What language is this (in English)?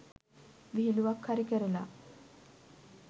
Sinhala